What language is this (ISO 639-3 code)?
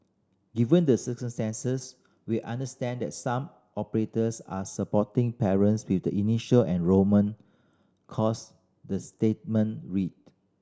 eng